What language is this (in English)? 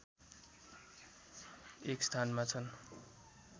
Nepali